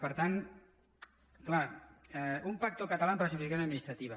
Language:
Catalan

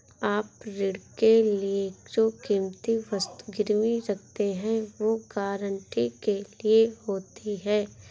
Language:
Hindi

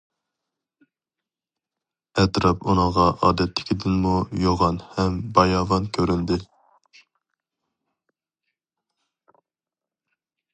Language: Uyghur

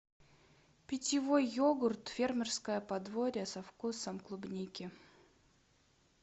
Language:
Russian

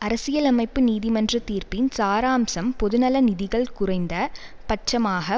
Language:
Tamil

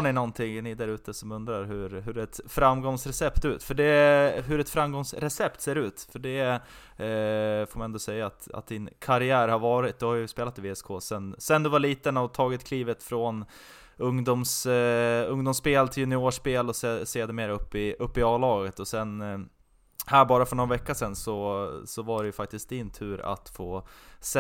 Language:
Swedish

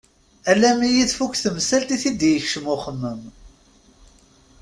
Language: Kabyle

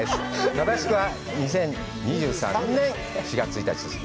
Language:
Japanese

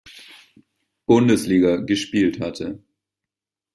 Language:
German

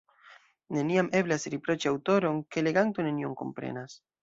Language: Esperanto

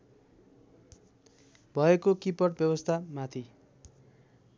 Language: Nepali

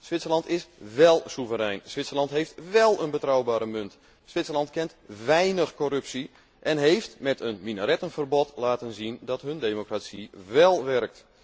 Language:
Dutch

